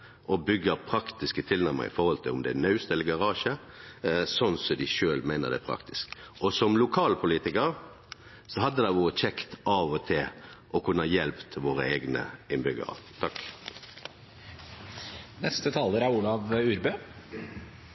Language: Norwegian Nynorsk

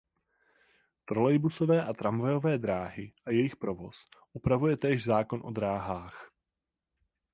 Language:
Czech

